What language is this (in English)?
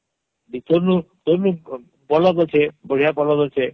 Odia